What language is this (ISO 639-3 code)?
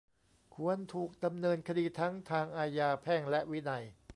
tha